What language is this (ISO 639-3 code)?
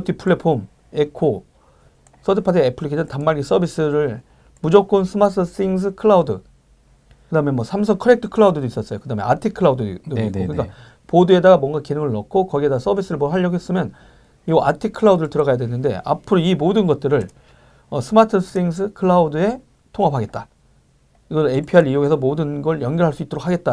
kor